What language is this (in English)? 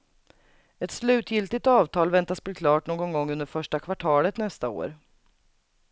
Swedish